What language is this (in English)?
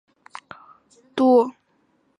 Chinese